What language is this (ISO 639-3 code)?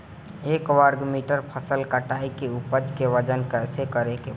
bho